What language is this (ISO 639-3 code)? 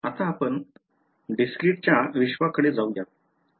mar